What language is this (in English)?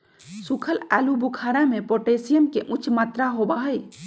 Magahi